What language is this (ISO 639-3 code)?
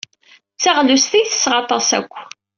kab